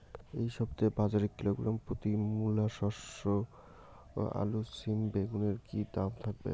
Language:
Bangla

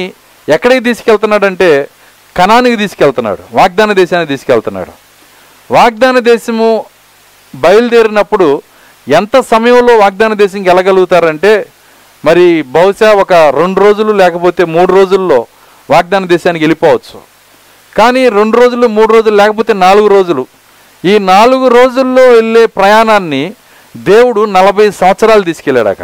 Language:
Telugu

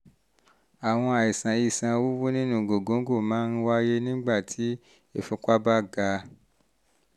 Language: Yoruba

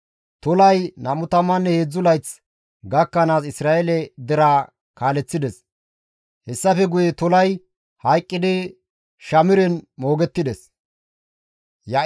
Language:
Gamo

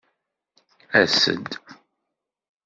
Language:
Kabyle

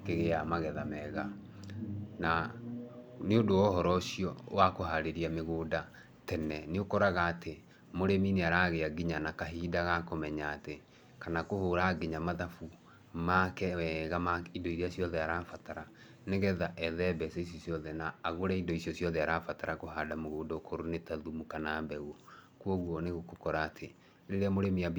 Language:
Kikuyu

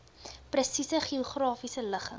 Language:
Afrikaans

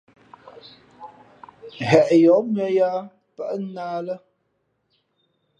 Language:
Fe'fe'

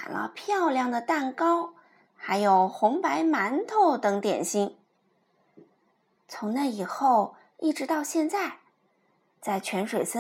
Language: Chinese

